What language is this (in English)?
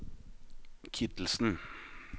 Norwegian